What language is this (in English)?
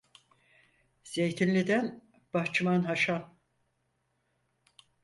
Turkish